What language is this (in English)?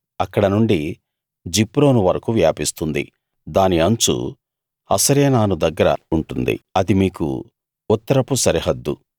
Telugu